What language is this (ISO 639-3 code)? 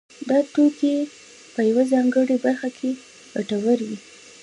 pus